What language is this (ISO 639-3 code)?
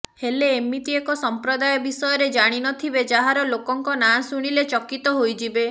ori